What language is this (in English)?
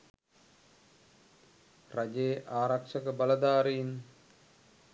Sinhala